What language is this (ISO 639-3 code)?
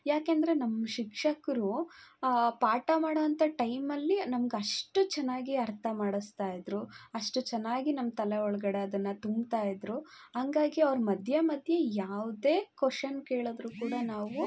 kan